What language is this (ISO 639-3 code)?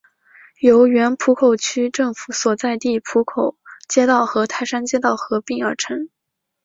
zho